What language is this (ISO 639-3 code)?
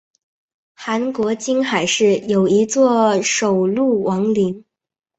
zho